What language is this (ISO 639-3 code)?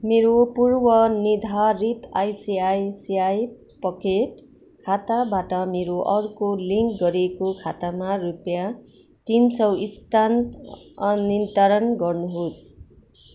nep